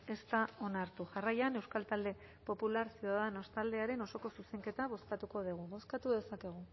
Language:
Basque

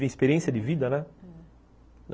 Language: Portuguese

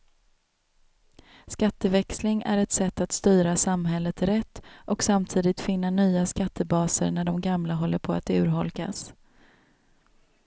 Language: Swedish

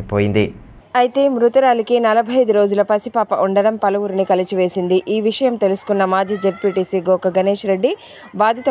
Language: Telugu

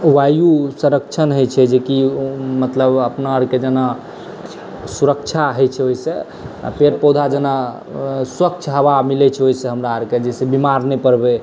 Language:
Maithili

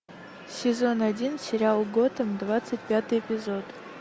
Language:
Russian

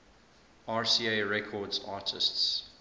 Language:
English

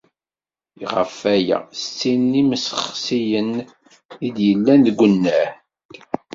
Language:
Kabyle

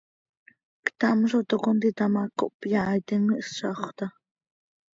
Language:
Seri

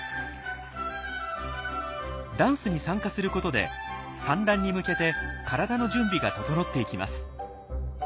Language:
Japanese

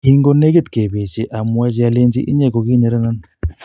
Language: Kalenjin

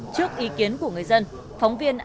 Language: Vietnamese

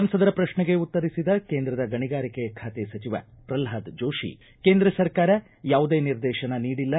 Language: Kannada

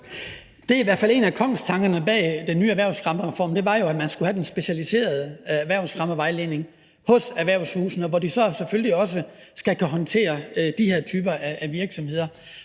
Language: Danish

